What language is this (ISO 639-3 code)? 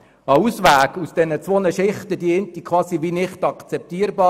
gsw